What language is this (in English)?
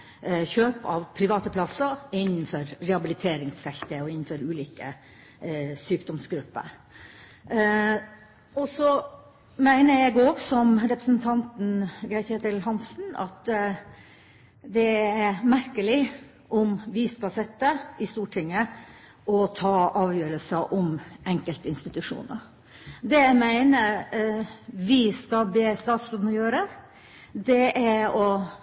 Norwegian Bokmål